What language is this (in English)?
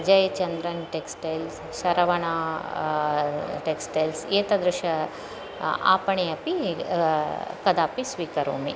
Sanskrit